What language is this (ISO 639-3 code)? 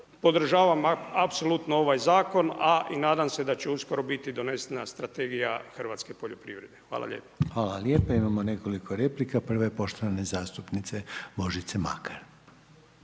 hrv